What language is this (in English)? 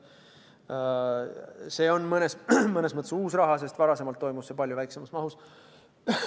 Estonian